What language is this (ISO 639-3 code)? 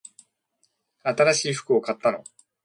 jpn